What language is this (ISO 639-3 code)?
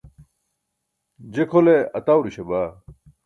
bsk